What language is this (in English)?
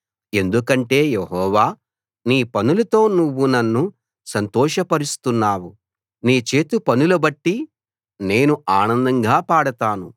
Telugu